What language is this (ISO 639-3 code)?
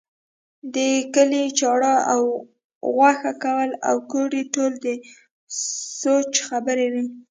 pus